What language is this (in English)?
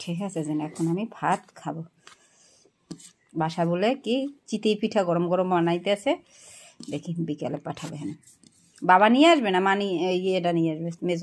Romanian